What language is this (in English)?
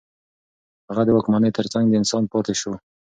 Pashto